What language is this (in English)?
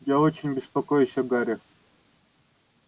Russian